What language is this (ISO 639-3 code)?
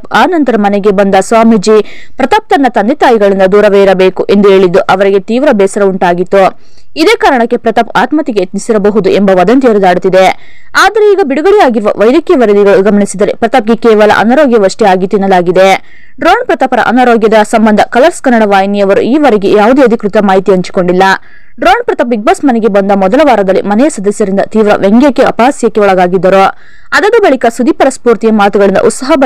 kan